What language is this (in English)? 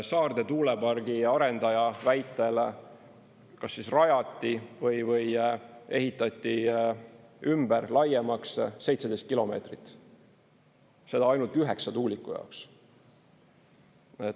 Estonian